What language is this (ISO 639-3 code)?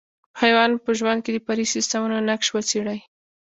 pus